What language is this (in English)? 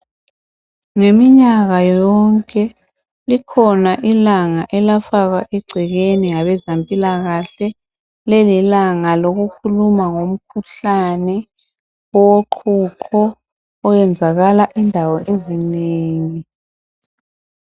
North Ndebele